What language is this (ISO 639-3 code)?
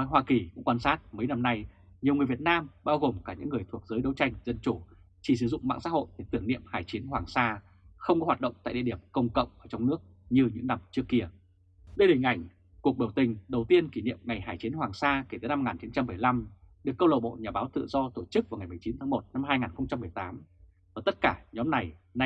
vie